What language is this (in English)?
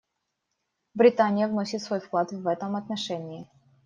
Russian